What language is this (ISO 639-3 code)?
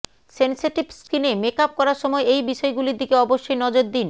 ben